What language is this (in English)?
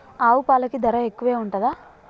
Telugu